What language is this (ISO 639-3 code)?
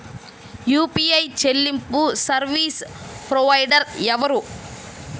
tel